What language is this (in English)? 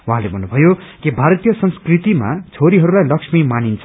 Nepali